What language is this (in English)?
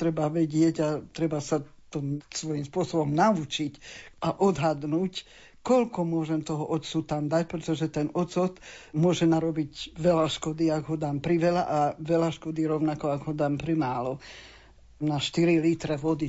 Slovak